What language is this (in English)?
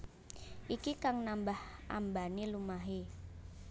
Javanese